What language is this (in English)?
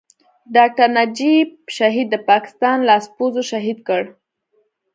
Pashto